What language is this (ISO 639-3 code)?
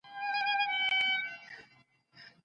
pus